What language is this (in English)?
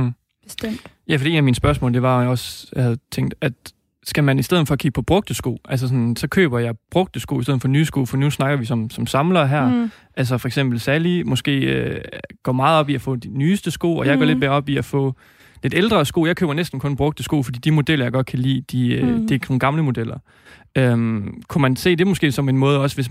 Danish